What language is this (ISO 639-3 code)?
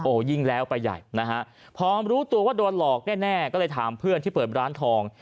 tha